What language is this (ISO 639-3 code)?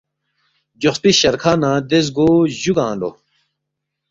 bft